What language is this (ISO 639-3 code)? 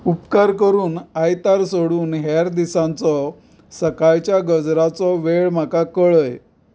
kok